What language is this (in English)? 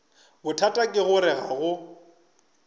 Northern Sotho